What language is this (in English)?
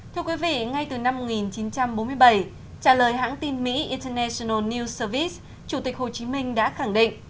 Vietnamese